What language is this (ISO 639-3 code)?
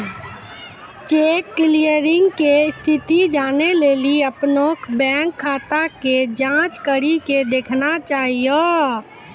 mai